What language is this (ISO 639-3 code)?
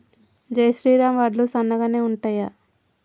tel